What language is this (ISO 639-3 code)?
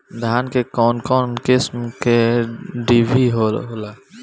bho